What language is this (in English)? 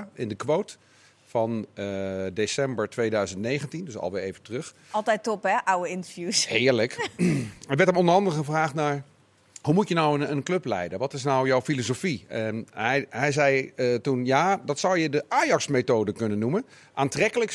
Dutch